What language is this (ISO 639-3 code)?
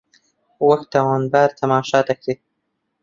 ckb